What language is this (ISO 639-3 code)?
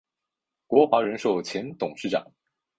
zho